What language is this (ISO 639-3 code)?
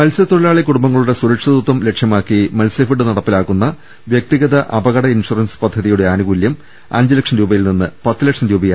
mal